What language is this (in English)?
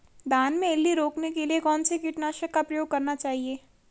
Hindi